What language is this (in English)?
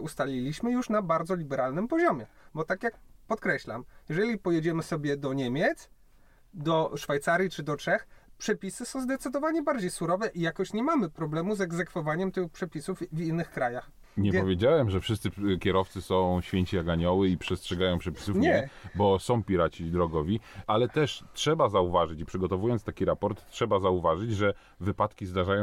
Polish